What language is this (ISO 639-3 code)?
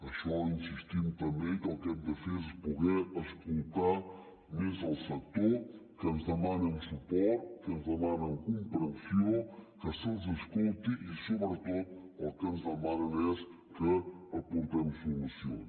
cat